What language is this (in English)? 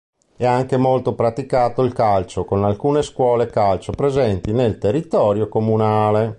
Italian